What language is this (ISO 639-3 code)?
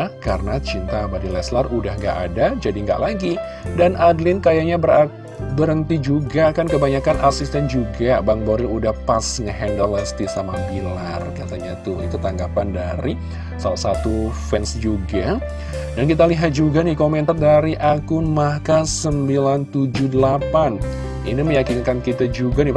ind